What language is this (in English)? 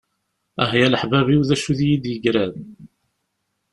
Kabyle